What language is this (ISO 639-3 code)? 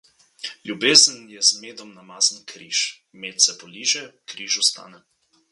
slv